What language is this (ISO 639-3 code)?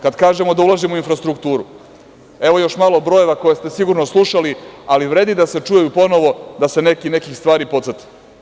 srp